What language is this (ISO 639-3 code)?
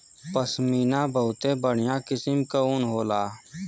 bho